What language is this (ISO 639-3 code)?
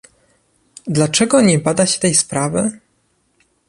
pol